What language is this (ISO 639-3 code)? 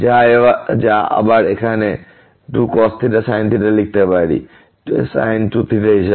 ben